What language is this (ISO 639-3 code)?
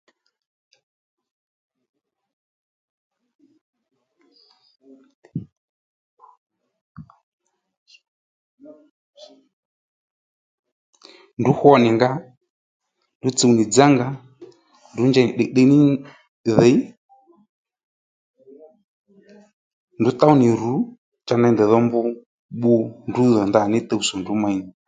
led